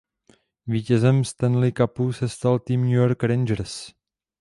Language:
Czech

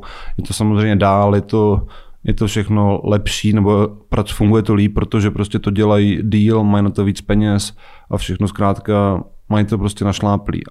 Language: Czech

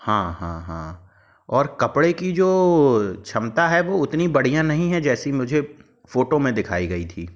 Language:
Hindi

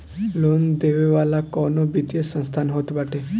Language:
Bhojpuri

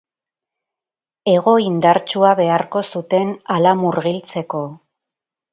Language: Basque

